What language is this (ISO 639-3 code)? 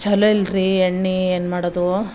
kan